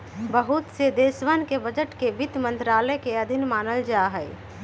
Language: Magahi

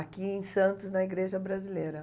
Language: Portuguese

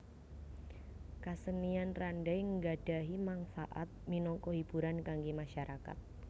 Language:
Javanese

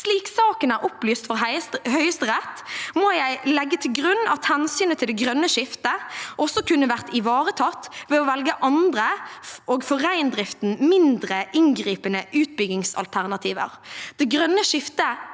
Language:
Norwegian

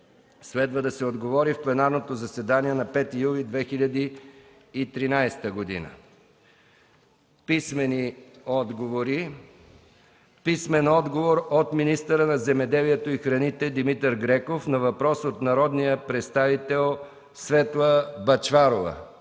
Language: Bulgarian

